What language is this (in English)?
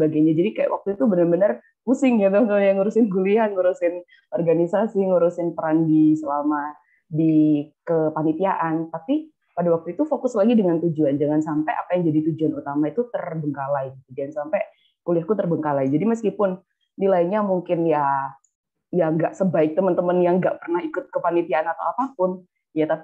Indonesian